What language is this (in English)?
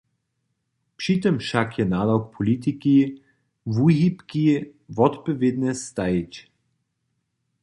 Upper Sorbian